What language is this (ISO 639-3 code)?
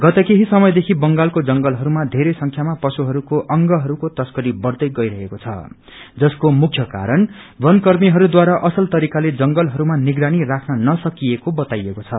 nep